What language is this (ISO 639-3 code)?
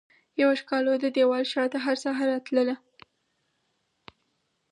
pus